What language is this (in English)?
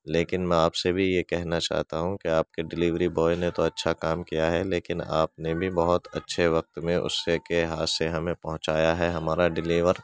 Urdu